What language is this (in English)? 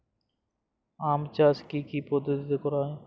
Bangla